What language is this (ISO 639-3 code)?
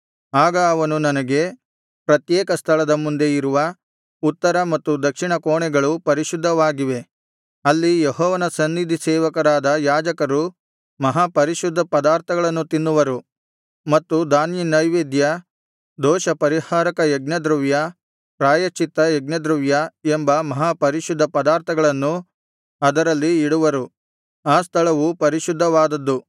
kan